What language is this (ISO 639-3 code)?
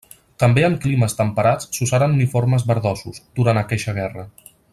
cat